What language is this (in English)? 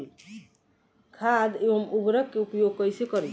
Bhojpuri